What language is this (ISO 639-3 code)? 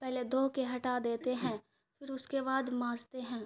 urd